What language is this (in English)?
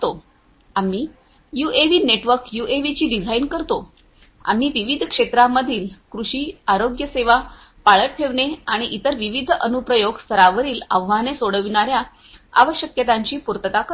Marathi